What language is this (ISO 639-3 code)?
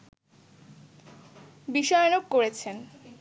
ben